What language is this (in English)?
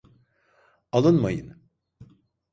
Turkish